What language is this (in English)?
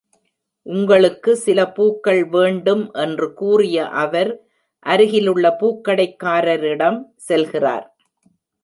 Tamil